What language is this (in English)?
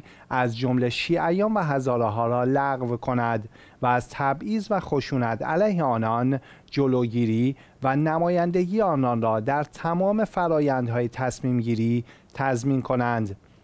Persian